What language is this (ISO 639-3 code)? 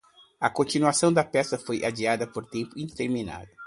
por